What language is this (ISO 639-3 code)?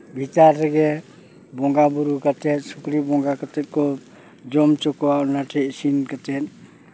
sat